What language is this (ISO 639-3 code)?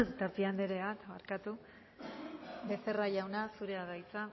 eus